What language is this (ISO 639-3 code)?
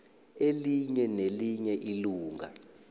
nbl